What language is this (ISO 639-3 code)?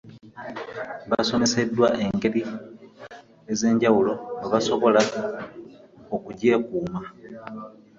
lug